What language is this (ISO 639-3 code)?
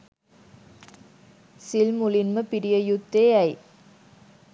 sin